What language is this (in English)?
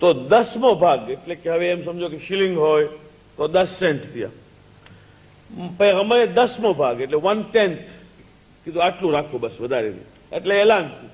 Hindi